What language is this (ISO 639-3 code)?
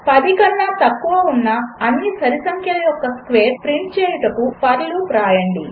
tel